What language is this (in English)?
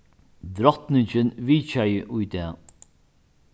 Faroese